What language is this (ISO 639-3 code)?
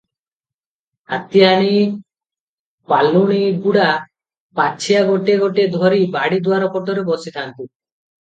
ori